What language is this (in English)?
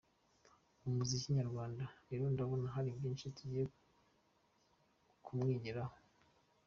Kinyarwanda